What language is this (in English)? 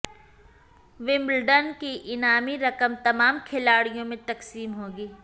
Urdu